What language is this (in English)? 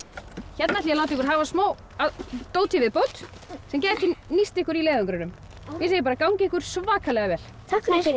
Icelandic